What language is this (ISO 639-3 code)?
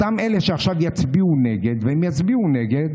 heb